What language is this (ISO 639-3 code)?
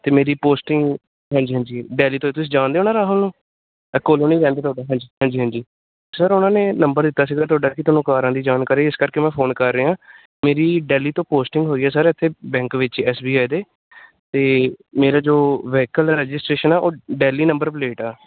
pan